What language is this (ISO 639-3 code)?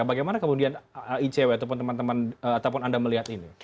ind